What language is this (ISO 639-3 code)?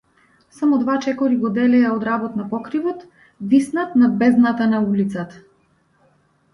mkd